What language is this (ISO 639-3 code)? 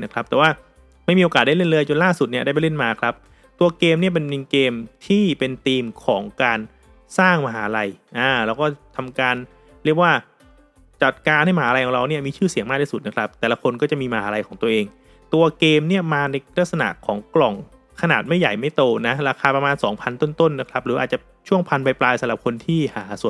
tha